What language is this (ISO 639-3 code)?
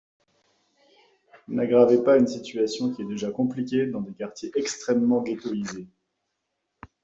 fra